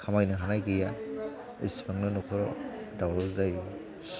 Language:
Bodo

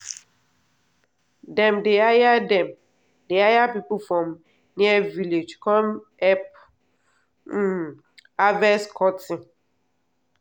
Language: Nigerian Pidgin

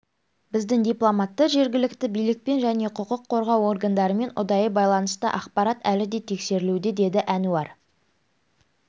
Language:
Kazakh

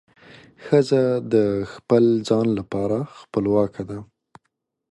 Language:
Pashto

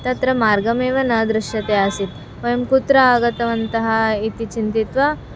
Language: Sanskrit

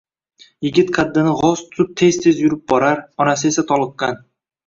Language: Uzbek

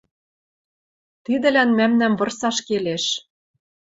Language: Western Mari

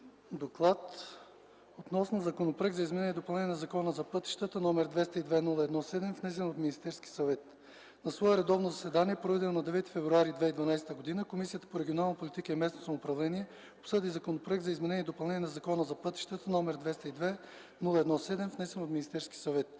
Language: Bulgarian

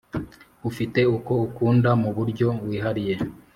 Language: Kinyarwanda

